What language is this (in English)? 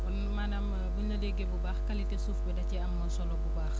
Wolof